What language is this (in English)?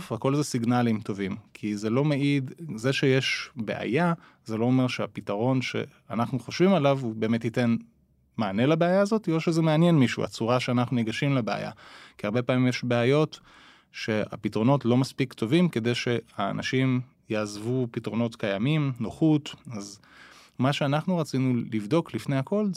Hebrew